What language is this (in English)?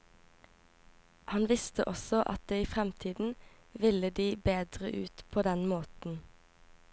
Norwegian